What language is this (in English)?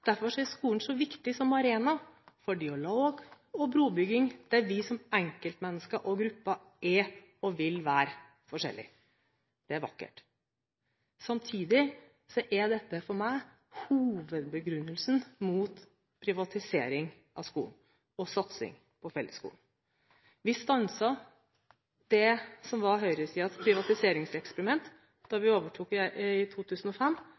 Norwegian Bokmål